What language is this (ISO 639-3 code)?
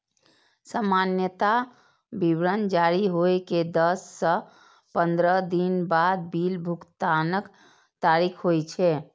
mai